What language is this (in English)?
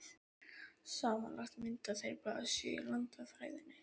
Icelandic